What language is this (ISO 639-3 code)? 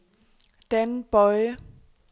dan